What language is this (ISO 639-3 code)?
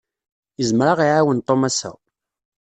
kab